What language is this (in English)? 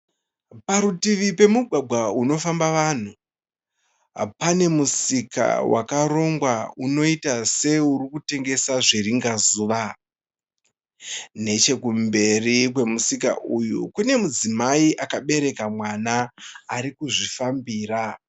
Shona